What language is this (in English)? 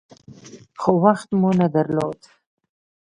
Pashto